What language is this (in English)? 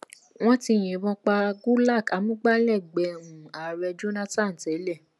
Yoruba